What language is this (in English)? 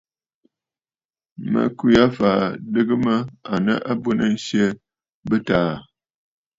Bafut